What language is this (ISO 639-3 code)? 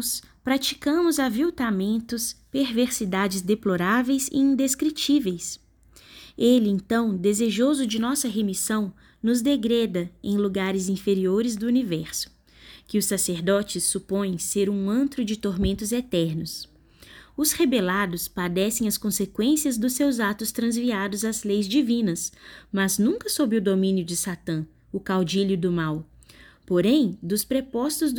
por